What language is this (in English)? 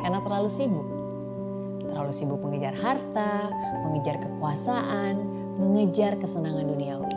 Indonesian